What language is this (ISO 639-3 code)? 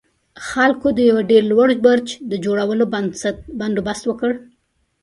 pus